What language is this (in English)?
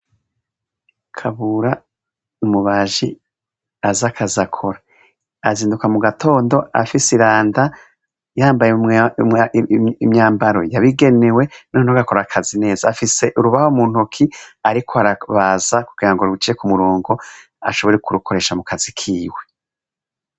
Rundi